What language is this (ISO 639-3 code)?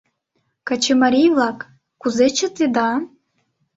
chm